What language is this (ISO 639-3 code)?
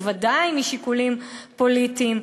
heb